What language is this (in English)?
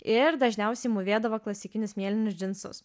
Lithuanian